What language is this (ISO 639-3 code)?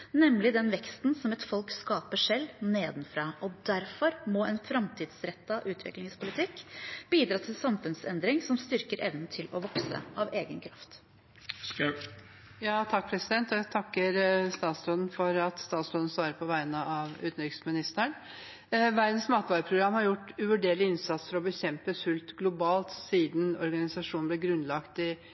nob